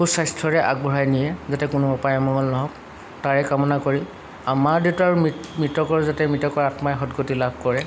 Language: Assamese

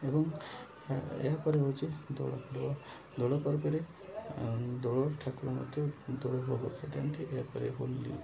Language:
Odia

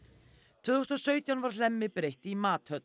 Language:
Icelandic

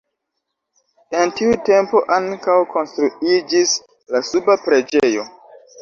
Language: Esperanto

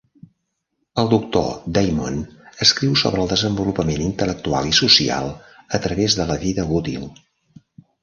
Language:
Catalan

